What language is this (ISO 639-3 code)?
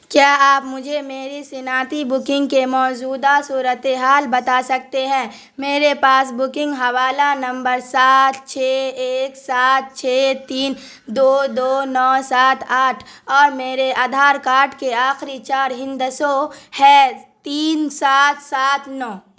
urd